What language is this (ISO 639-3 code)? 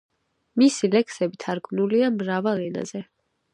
kat